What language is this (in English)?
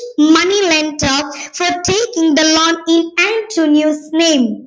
Malayalam